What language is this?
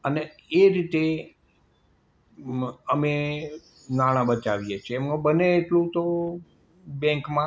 Gujarati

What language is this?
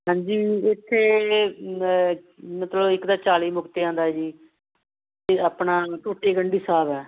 Punjabi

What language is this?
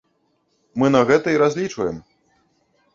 Belarusian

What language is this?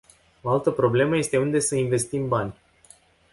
Romanian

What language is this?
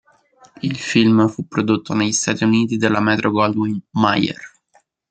Italian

